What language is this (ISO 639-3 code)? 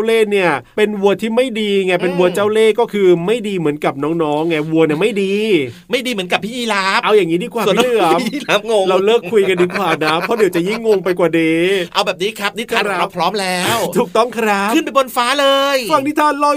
tha